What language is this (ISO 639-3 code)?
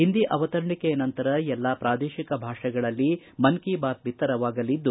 kan